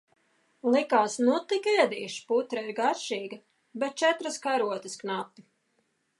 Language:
Latvian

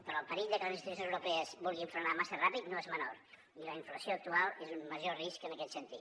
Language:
Catalan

